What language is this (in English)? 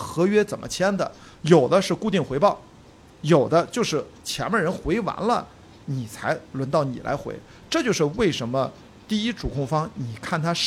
Chinese